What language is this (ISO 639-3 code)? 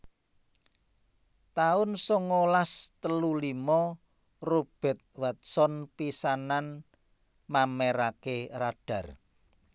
jav